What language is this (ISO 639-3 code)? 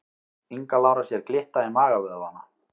isl